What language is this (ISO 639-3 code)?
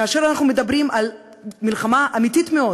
heb